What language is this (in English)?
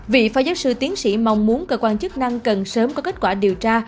Vietnamese